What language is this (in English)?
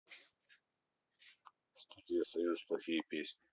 Russian